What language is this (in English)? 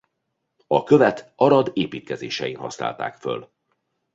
Hungarian